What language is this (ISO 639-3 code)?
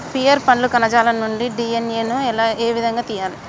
tel